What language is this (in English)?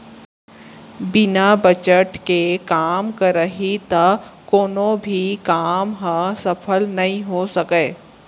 Chhattisgarhi